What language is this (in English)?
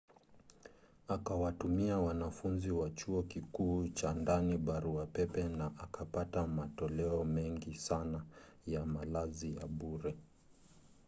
Swahili